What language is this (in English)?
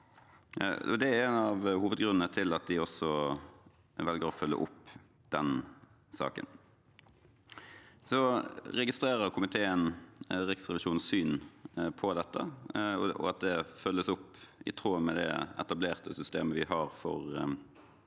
Norwegian